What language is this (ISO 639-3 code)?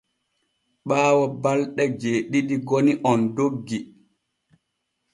fue